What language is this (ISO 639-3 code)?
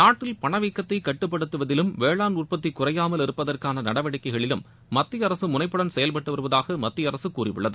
tam